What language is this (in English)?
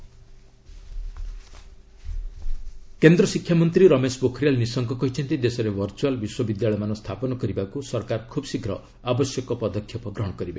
Odia